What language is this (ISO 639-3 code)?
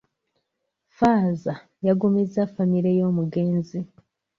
lug